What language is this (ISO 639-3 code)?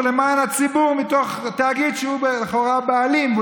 heb